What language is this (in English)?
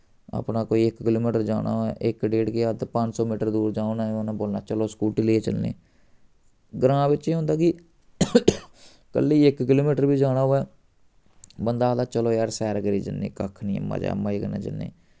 Dogri